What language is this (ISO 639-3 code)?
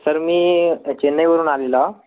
mar